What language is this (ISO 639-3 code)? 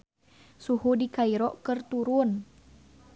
sun